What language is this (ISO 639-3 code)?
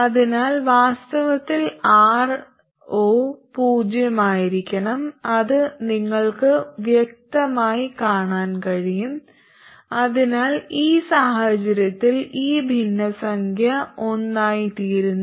mal